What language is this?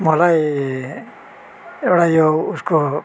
Nepali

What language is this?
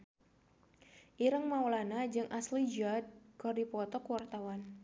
Sundanese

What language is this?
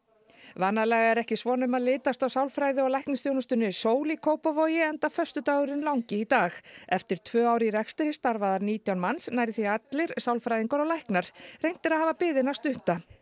Icelandic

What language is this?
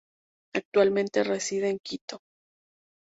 Spanish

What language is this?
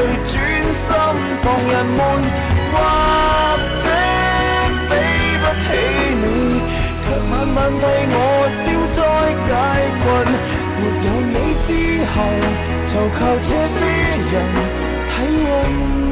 Chinese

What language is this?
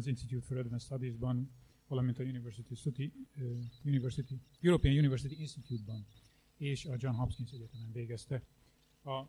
Hungarian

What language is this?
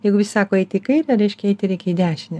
Lithuanian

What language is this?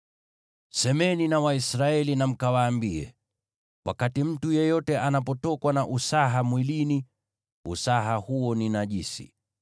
Swahili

